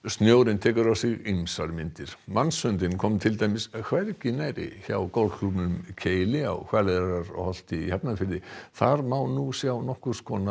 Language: Icelandic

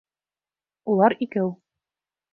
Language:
Bashkir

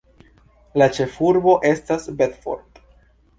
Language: Esperanto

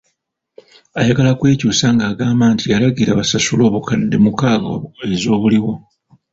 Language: Ganda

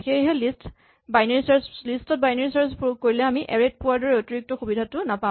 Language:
Assamese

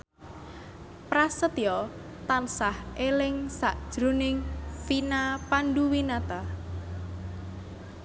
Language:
Javanese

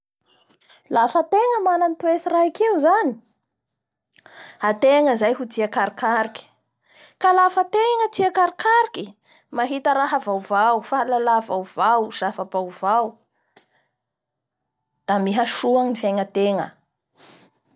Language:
Bara Malagasy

